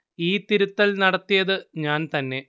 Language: Malayalam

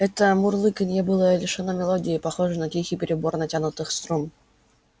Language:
Russian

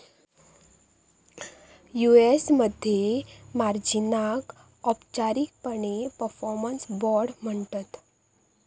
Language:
Marathi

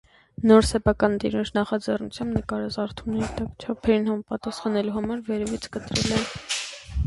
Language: Armenian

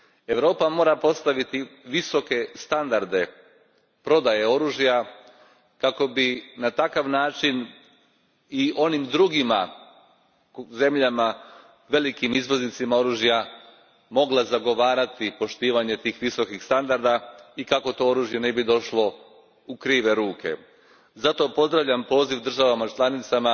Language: Croatian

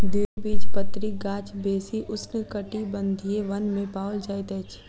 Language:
Maithili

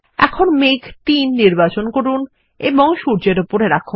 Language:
Bangla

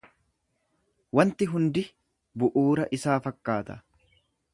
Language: Oromo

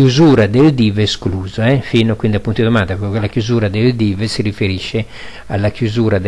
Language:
Italian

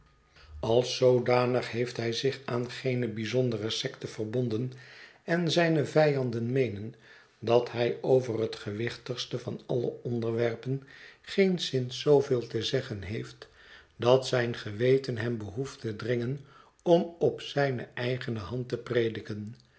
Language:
Dutch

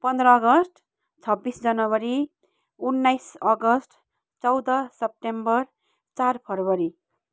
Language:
Nepali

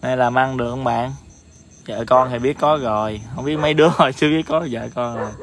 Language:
Vietnamese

